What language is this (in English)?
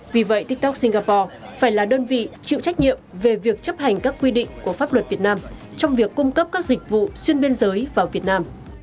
Vietnamese